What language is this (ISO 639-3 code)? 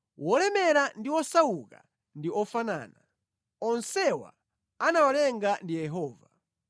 nya